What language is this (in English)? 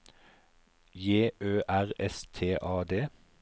Norwegian